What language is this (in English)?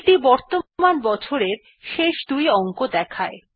Bangla